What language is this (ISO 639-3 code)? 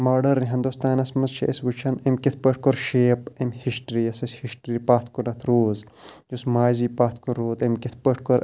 kas